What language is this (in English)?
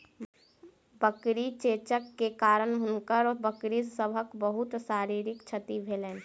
Maithili